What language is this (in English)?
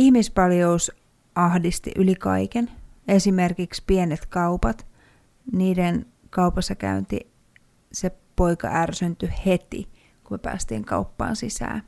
Finnish